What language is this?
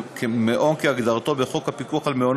Hebrew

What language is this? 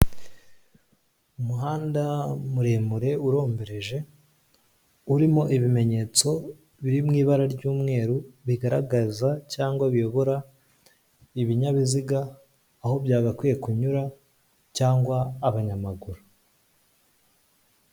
Kinyarwanda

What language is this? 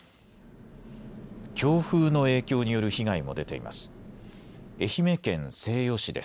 Japanese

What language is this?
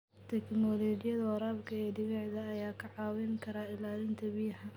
Somali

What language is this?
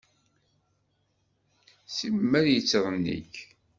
Kabyle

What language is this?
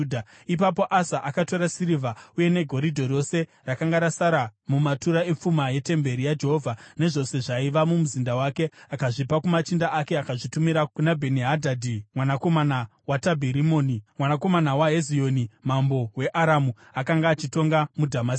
Shona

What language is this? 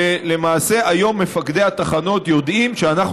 Hebrew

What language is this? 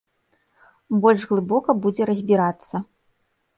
Belarusian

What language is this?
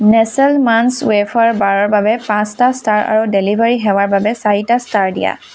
Assamese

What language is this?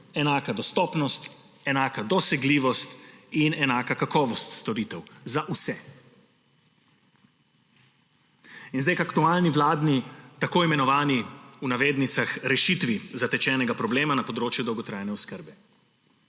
Slovenian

